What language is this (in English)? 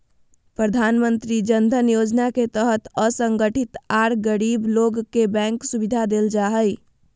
Magahi